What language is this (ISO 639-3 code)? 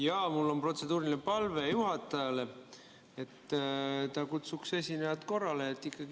est